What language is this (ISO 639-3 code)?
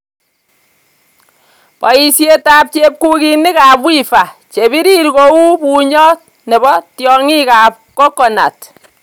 kln